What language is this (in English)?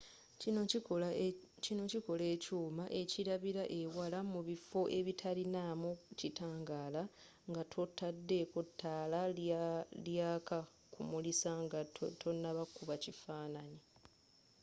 Ganda